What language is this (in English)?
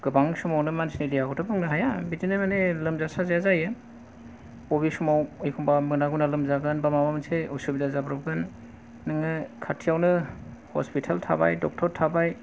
Bodo